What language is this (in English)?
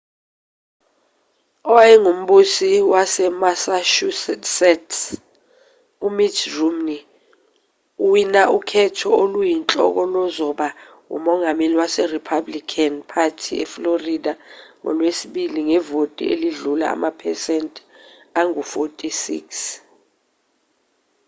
Zulu